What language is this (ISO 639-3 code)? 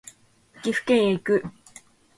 jpn